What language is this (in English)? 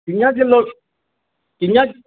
Dogri